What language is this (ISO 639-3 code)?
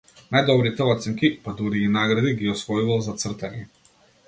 mkd